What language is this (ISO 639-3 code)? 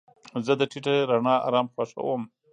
pus